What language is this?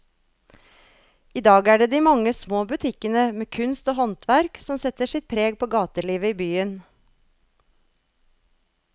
Norwegian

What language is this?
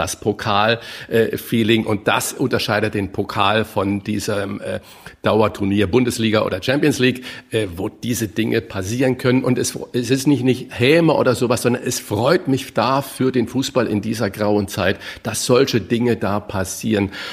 German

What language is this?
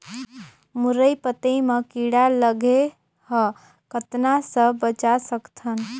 Chhattisgarhi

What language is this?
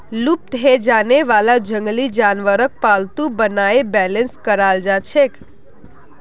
Magahi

